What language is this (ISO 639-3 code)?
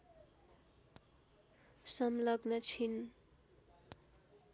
nep